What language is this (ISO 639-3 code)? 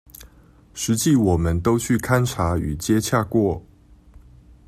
zho